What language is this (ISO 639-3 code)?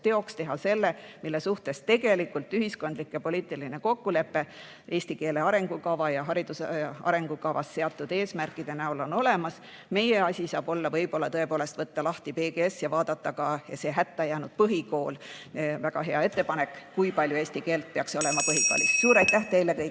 est